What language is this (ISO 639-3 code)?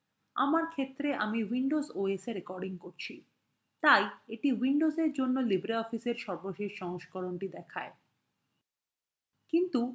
ben